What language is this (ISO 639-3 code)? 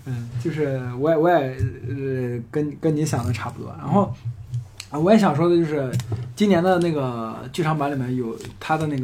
zho